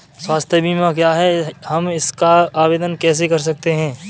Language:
Hindi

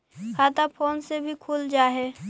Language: Magahi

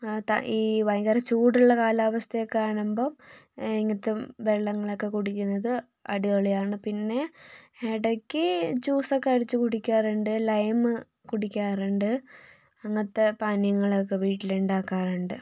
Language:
Malayalam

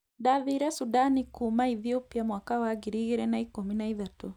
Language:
Kikuyu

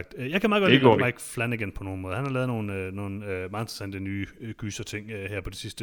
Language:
Danish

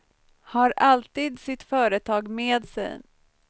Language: Swedish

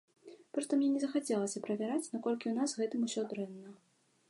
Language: Belarusian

